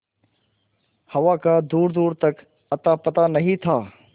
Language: Hindi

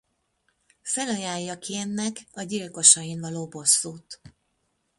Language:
Hungarian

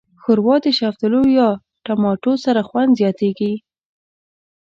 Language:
Pashto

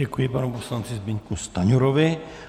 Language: Czech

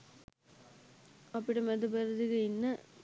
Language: Sinhala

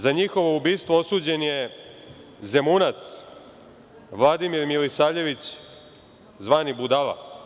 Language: Serbian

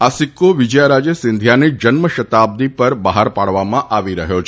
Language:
Gujarati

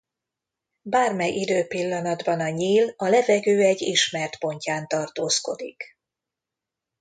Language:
Hungarian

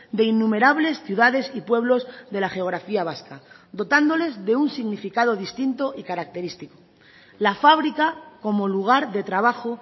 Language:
Spanish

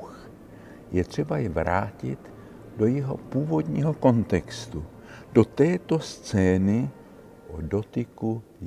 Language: Czech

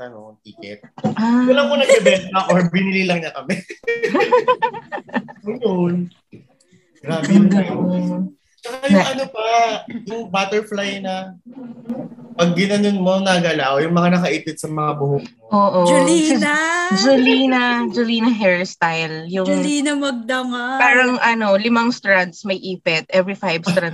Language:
Filipino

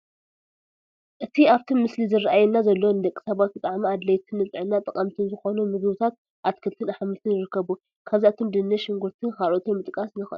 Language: Tigrinya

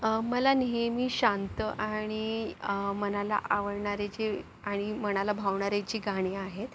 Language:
Marathi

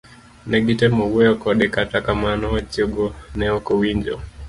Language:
Luo (Kenya and Tanzania)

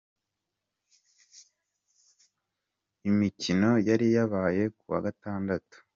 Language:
Kinyarwanda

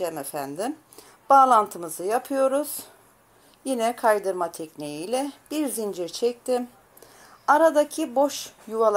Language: Turkish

